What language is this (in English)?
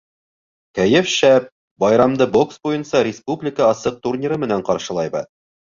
Bashkir